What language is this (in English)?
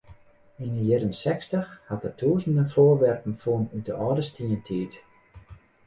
Western Frisian